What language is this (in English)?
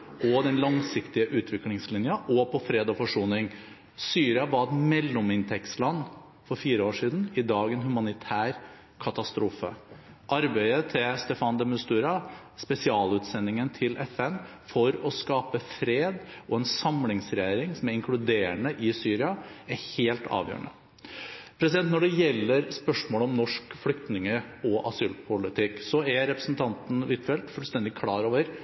Norwegian Bokmål